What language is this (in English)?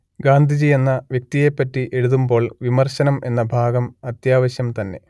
Malayalam